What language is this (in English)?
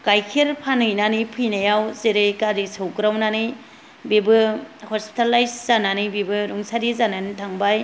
Bodo